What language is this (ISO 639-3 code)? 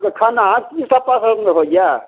mai